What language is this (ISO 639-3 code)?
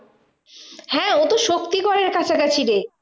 ben